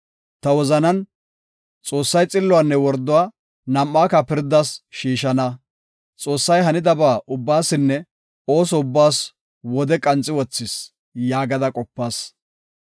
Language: Gofa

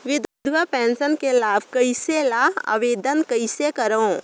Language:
Chhattisgarhi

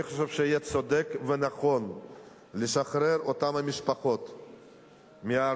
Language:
Hebrew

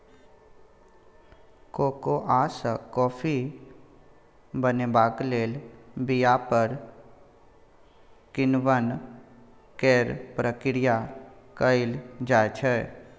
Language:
Maithili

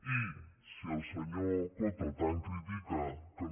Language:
Catalan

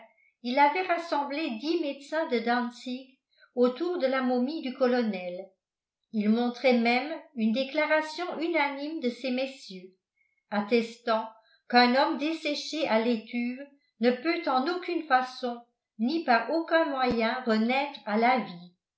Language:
French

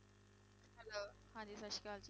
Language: Punjabi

